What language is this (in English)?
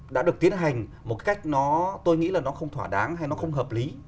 Vietnamese